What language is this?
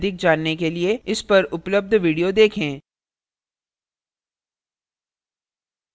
Hindi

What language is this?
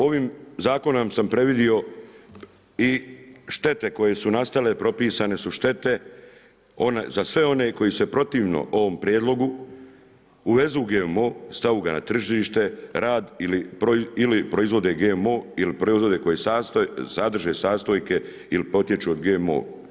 Croatian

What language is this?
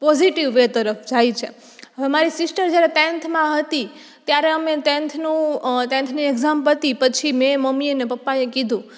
Gujarati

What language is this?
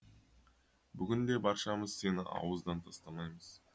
Kazakh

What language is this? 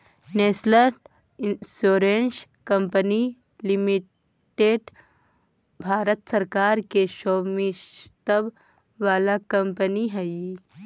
Magahi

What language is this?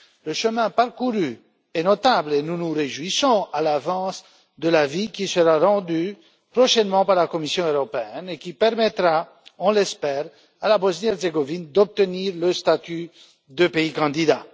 French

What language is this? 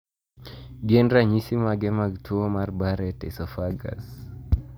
Luo (Kenya and Tanzania)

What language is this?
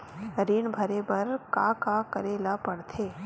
Chhattisgarhi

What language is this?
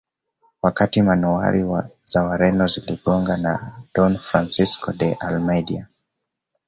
Swahili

